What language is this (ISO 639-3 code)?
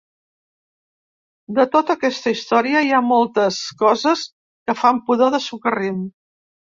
cat